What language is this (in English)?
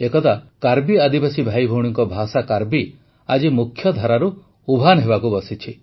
Odia